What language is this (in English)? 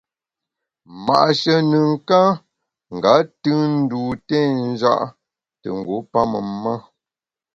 Bamun